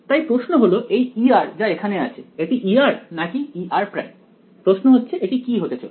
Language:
Bangla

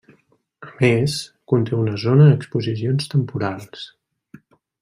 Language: Catalan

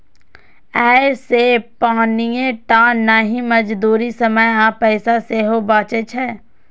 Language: Maithili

